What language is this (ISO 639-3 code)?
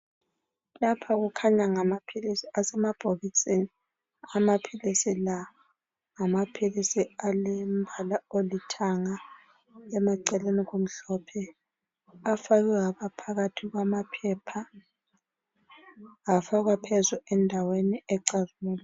nde